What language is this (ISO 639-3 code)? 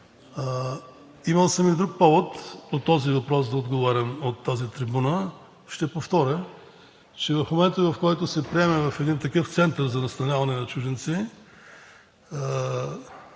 bul